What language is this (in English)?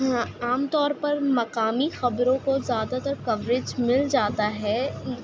Urdu